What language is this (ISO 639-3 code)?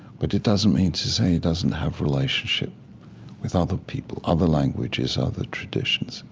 eng